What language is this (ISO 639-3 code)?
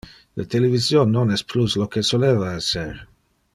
ina